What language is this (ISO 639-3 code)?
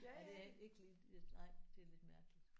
dan